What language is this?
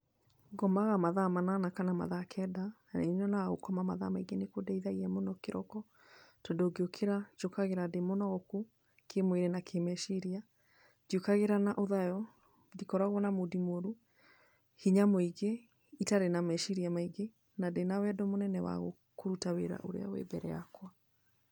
Kikuyu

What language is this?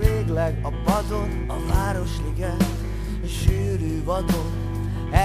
Hungarian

